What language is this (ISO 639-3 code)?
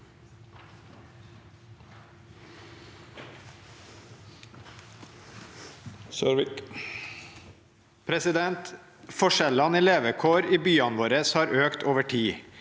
nor